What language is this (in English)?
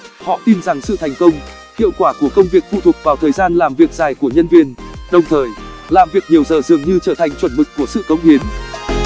Vietnamese